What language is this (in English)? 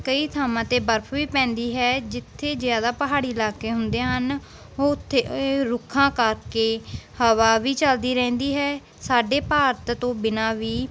Punjabi